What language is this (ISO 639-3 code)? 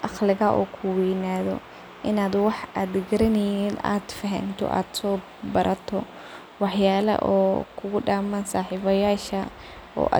som